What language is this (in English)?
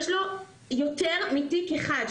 Hebrew